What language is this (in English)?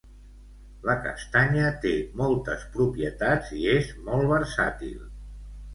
Catalan